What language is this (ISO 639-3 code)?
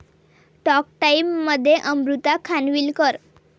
mar